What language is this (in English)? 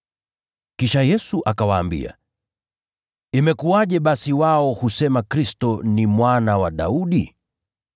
Swahili